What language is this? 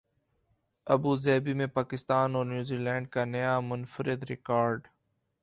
Urdu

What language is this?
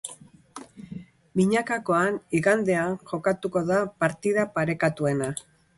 Basque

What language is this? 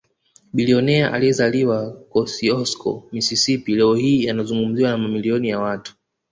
Swahili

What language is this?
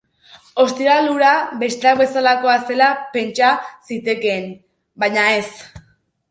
Basque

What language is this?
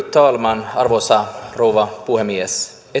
Finnish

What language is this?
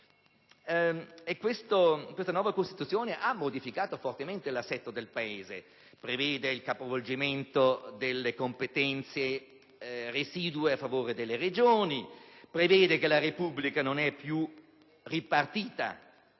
Italian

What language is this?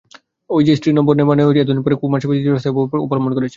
Bangla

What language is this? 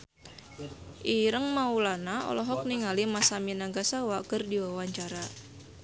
Sundanese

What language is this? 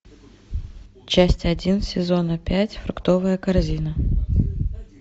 Russian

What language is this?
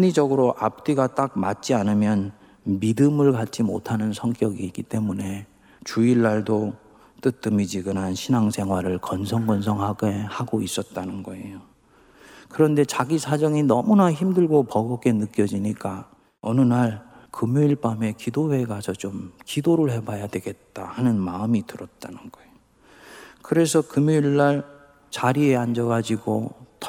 Korean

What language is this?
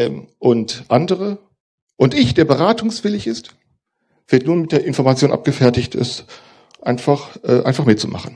German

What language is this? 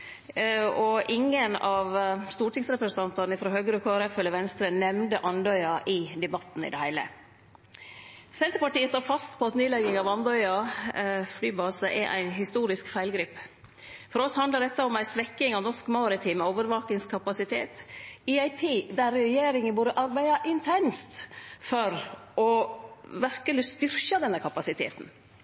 Norwegian Nynorsk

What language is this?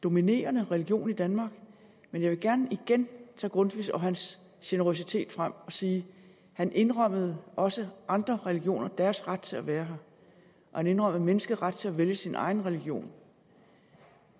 Danish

